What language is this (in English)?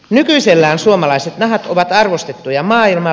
Finnish